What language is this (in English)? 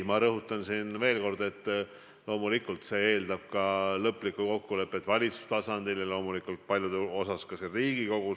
Estonian